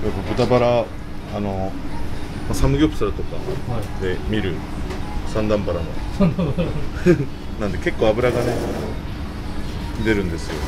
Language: Japanese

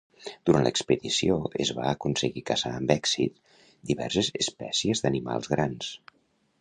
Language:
Catalan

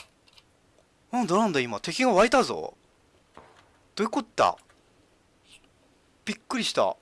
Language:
Japanese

